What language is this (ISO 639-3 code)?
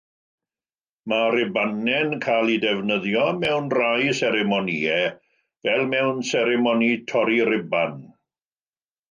cym